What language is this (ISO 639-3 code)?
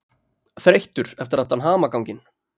isl